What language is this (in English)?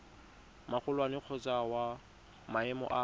Tswana